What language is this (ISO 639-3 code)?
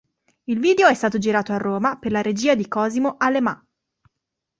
ita